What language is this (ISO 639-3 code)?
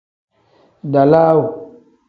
kdh